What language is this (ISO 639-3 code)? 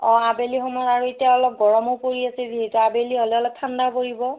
asm